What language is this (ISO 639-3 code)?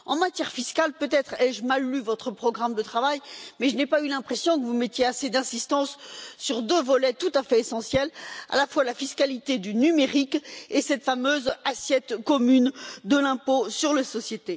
fra